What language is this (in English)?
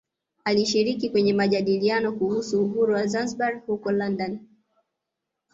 Swahili